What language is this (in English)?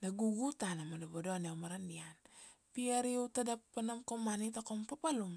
Kuanua